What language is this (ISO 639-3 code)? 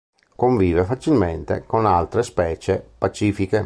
ita